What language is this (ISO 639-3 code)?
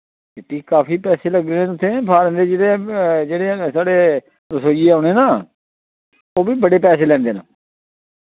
doi